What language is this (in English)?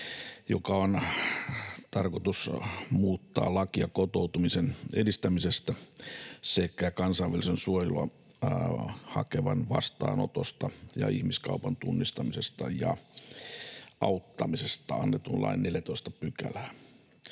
Finnish